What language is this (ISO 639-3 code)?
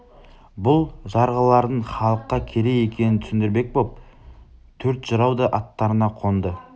kaz